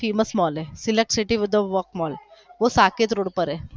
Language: Gujarati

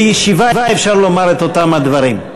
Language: Hebrew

